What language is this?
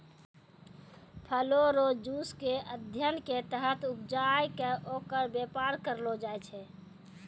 Maithili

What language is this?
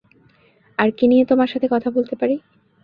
Bangla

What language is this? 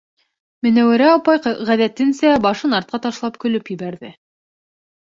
Bashkir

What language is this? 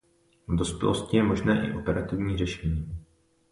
Czech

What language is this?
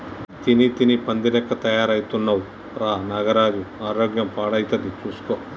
Telugu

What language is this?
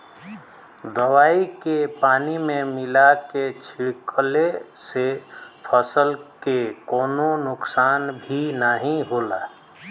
Bhojpuri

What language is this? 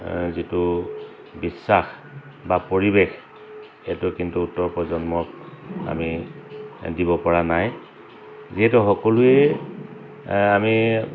Assamese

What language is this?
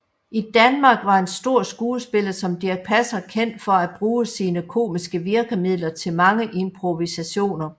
Danish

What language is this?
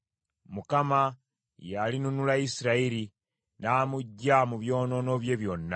Ganda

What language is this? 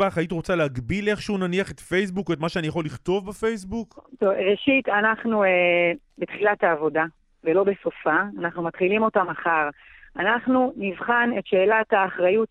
Hebrew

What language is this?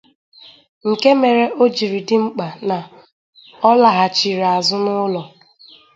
Igbo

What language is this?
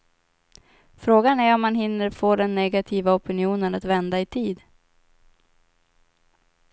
Swedish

